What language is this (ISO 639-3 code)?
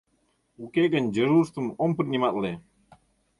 chm